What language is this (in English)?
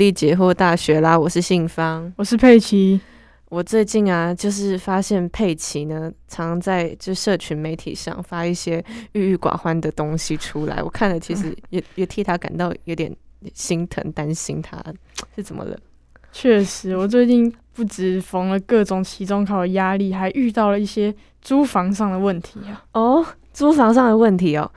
Chinese